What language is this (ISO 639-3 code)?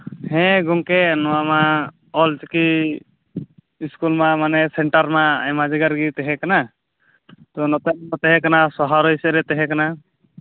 sat